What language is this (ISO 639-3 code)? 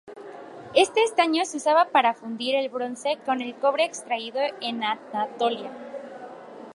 spa